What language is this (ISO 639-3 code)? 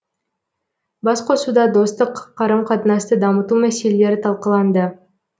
kaz